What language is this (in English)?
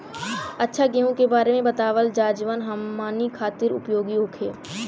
Bhojpuri